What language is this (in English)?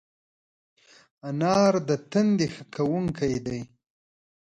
Pashto